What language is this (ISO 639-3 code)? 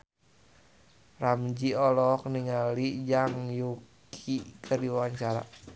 sun